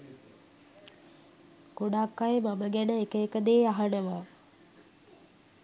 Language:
Sinhala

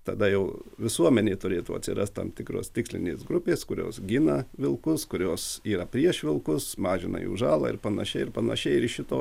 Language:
Lithuanian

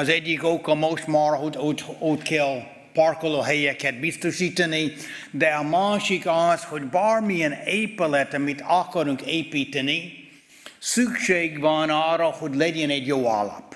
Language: Hungarian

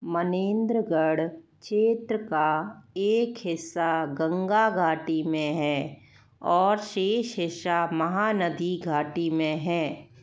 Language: Hindi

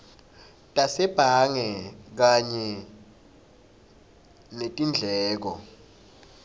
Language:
Swati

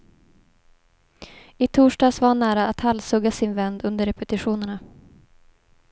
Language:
Swedish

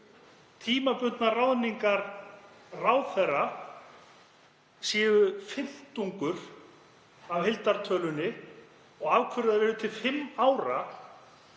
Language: Icelandic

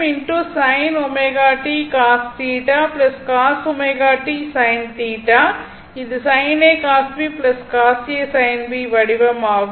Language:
Tamil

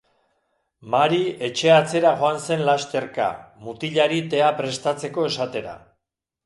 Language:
Basque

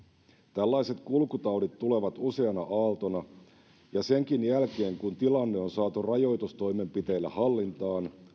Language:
Finnish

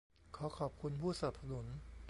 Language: Thai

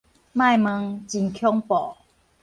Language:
Min Nan Chinese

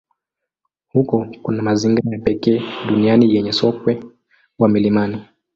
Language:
Swahili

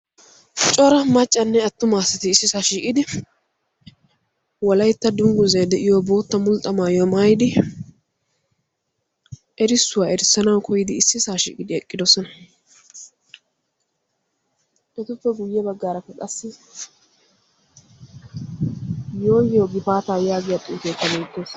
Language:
Wolaytta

